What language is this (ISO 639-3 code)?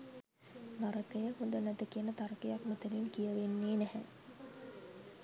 sin